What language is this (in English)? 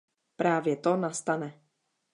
Czech